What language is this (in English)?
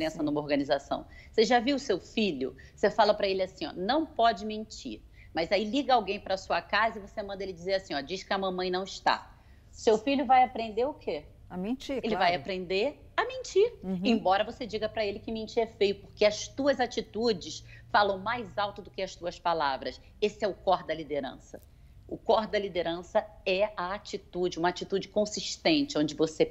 Portuguese